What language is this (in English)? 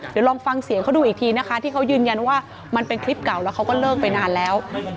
Thai